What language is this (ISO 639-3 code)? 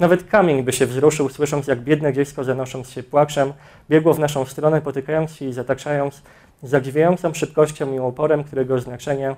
pol